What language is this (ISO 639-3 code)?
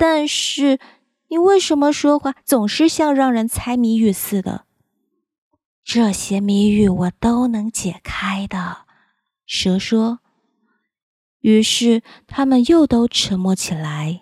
zho